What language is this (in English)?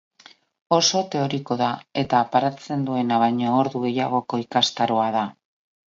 Basque